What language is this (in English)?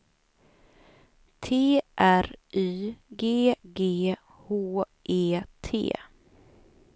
Swedish